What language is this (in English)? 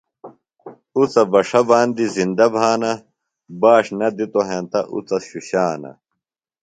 Phalura